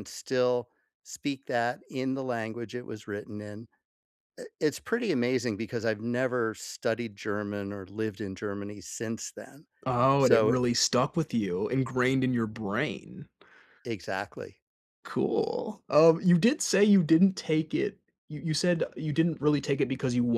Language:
English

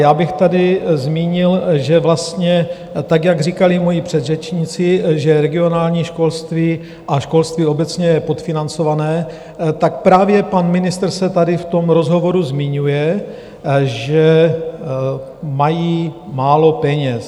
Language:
Czech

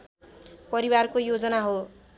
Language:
Nepali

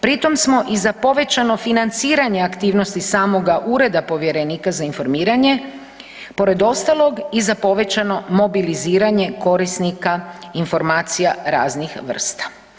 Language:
Croatian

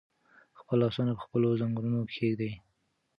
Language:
Pashto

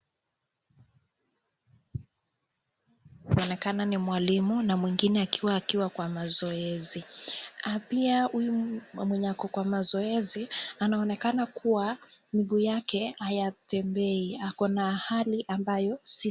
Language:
Swahili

